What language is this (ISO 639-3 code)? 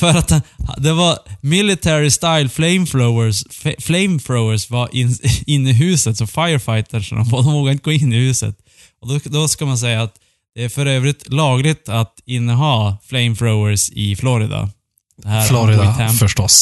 swe